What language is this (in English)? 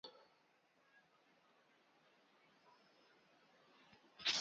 Mokpwe